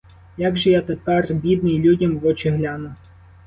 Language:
Ukrainian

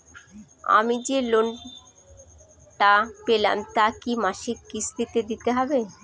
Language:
Bangla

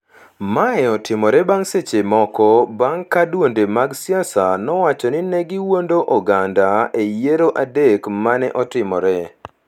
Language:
Luo (Kenya and Tanzania)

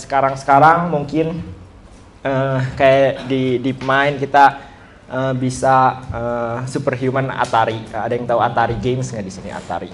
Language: Indonesian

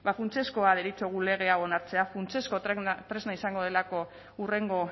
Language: Basque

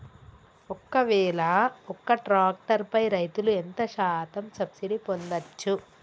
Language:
Telugu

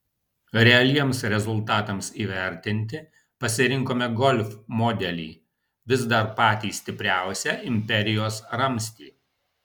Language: Lithuanian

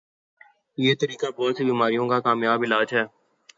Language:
Urdu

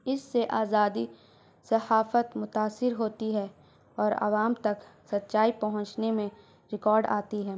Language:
Urdu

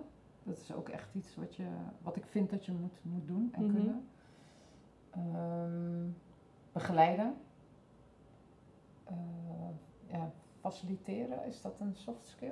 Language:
Dutch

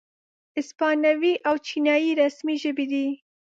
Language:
Pashto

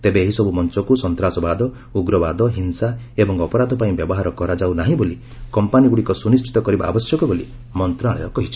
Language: Odia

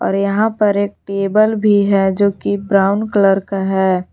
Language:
Hindi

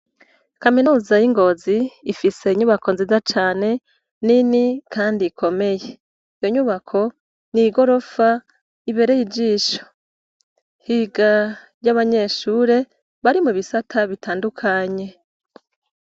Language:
Rundi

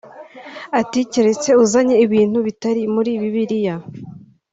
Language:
Kinyarwanda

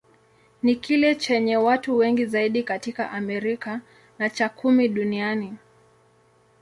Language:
Swahili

